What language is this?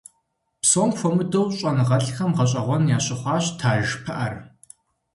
Kabardian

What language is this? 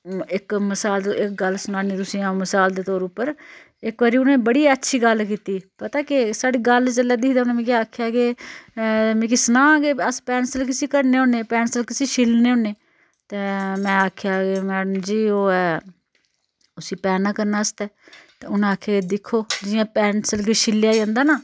Dogri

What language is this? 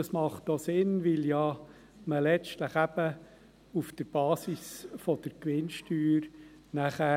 Swiss German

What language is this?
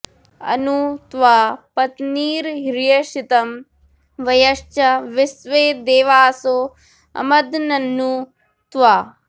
Sanskrit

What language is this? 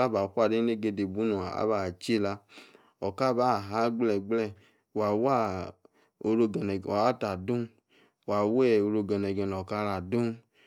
Yace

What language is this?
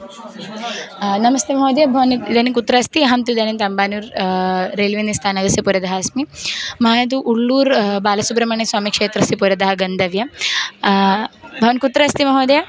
Sanskrit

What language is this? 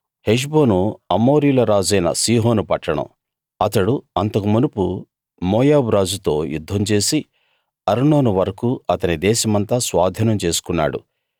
Telugu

